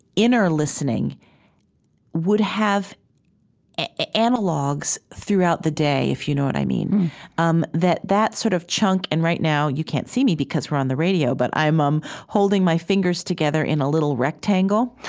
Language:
English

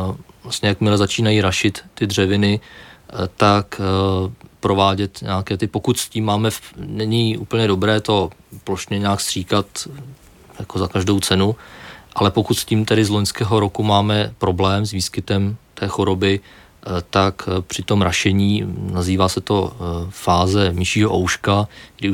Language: Czech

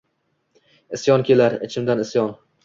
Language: Uzbek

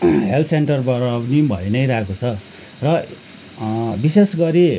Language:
Nepali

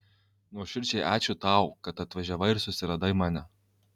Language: Lithuanian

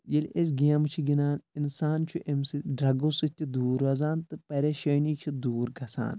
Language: Kashmiri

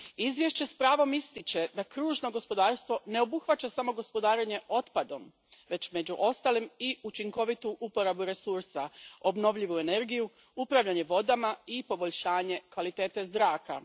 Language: Croatian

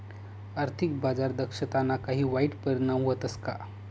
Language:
Marathi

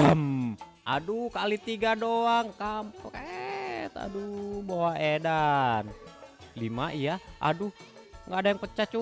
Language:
Indonesian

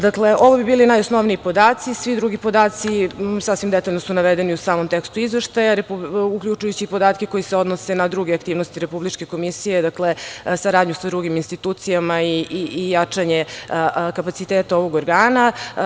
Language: Serbian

